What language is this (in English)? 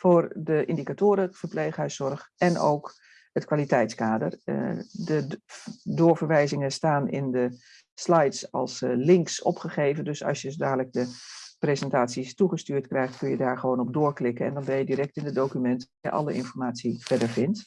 Dutch